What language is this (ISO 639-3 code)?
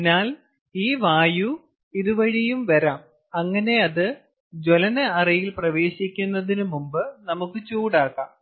mal